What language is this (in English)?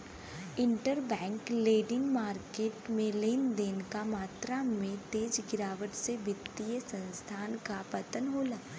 Bhojpuri